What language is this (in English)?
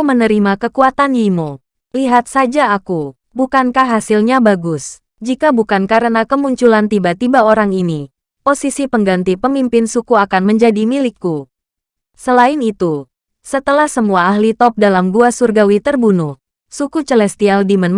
Indonesian